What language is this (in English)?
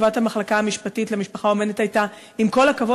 Hebrew